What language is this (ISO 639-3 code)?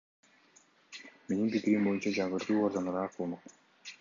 kir